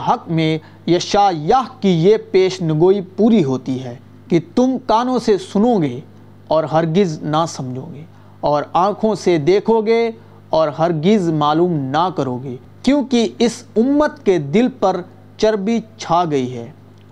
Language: Urdu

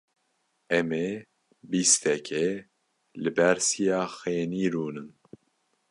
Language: Kurdish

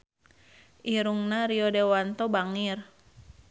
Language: Sundanese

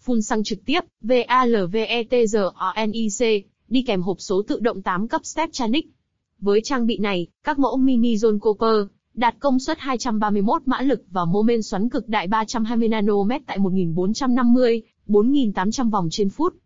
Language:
Vietnamese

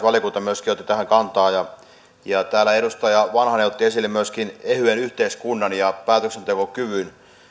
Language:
Finnish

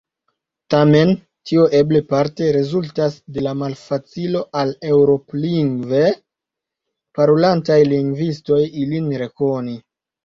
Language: Esperanto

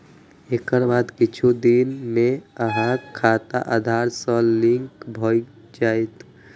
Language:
Maithili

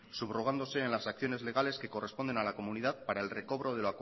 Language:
Spanish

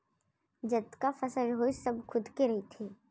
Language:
Chhattisgarhi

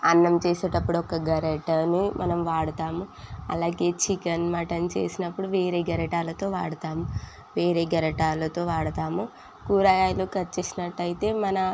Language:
Telugu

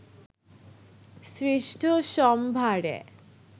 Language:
Bangla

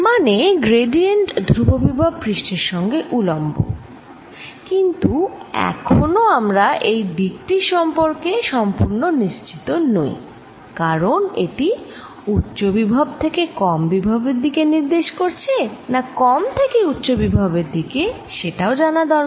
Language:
Bangla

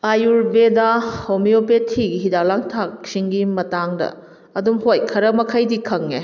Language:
Manipuri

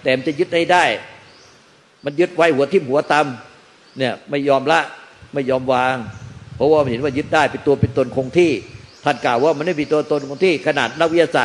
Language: Thai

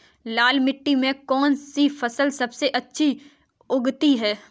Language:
Hindi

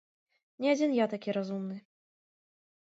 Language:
Belarusian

